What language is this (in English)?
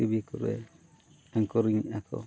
Santali